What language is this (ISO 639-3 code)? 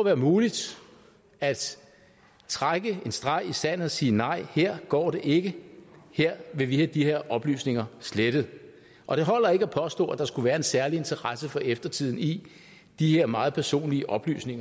dan